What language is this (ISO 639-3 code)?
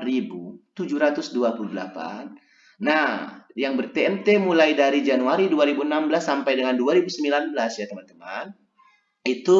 ind